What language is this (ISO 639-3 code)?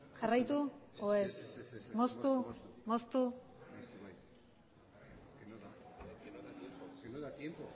eus